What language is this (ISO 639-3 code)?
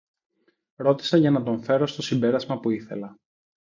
ell